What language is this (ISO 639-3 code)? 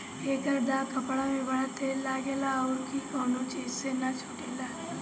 bho